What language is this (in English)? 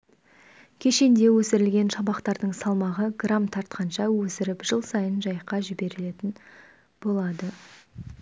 Kazakh